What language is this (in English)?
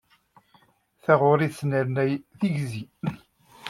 Kabyle